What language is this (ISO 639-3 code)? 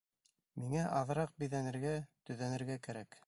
bak